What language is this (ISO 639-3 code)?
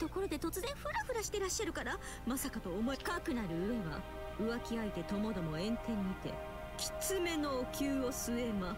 pol